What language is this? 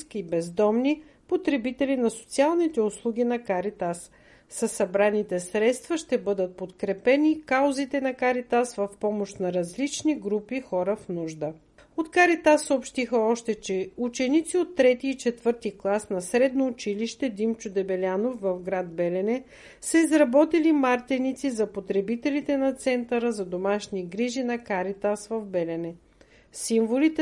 Bulgarian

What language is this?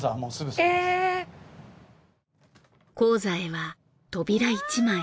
Japanese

